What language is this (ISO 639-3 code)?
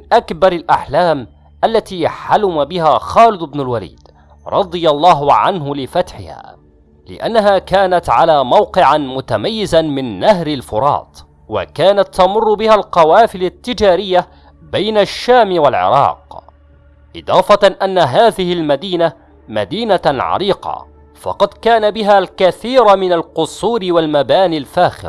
ara